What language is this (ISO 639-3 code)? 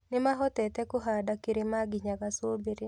kik